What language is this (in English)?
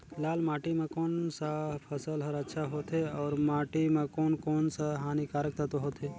Chhattisgarhi